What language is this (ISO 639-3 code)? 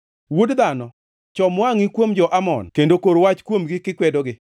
luo